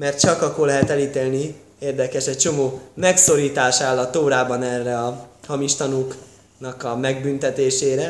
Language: Hungarian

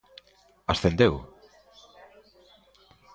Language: Galician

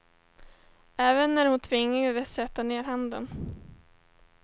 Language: Swedish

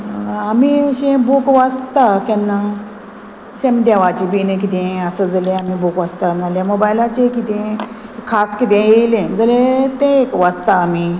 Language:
Konkani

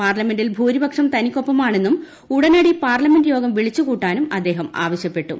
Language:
Malayalam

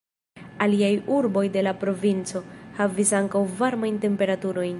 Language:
Esperanto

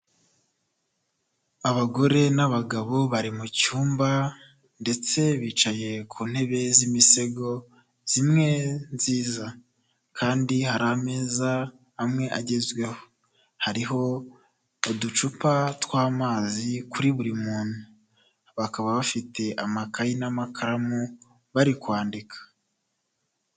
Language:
Kinyarwanda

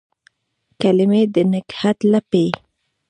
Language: Pashto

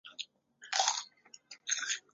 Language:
Chinese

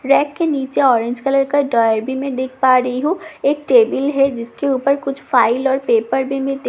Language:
Hindi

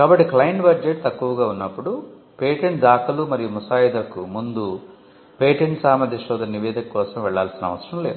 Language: Telugu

